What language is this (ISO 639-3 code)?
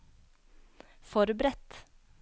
nor